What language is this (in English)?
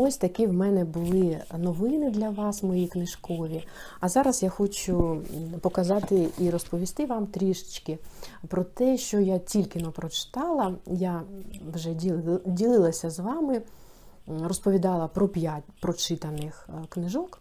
Ukrainian